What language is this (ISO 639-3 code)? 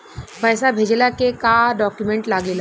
bho